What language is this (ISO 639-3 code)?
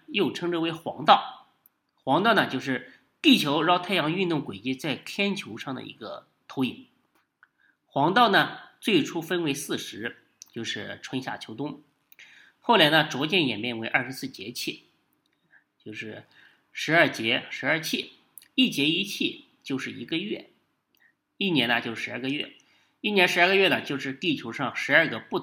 zho